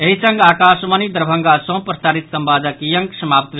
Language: Maithili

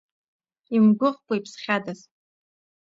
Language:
Abkhazian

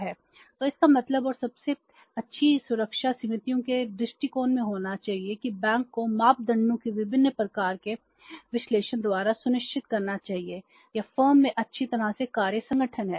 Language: Hindi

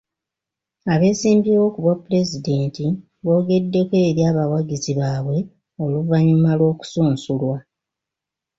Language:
Ganda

